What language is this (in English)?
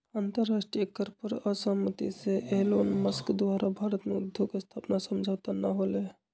Magahi